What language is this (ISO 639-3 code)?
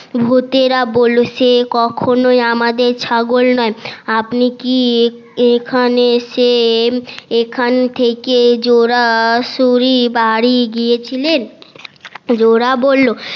ben